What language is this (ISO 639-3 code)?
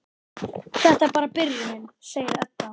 isl